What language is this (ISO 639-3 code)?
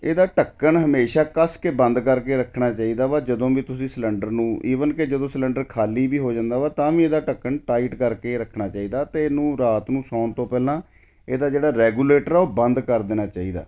pan